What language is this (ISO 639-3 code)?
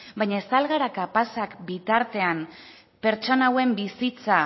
eus